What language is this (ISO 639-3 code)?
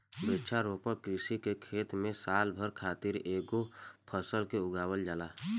bho